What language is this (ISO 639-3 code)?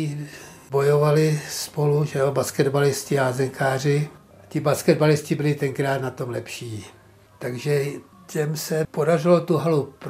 ces